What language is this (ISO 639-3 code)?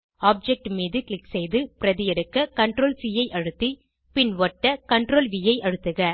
tam